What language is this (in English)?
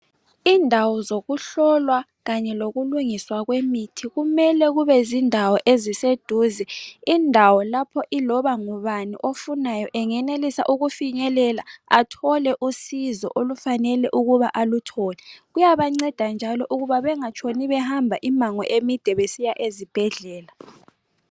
North Ndebele